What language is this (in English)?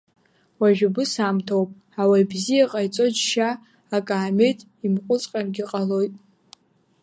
Abkhazian